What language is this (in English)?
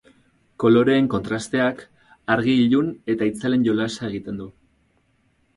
Basque